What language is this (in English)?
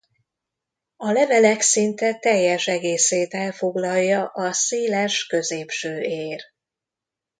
Hungarian